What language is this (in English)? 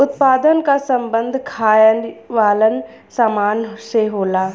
Bhojpuri